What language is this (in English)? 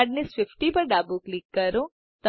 Gujarati